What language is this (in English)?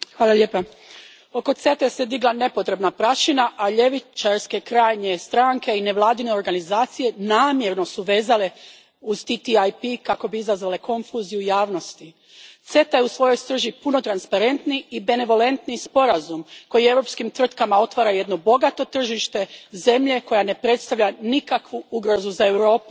Croatian